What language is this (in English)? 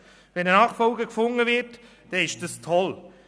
Swiss German